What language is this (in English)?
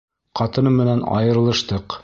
Bashkir